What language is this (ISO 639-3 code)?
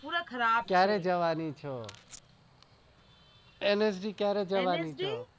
guj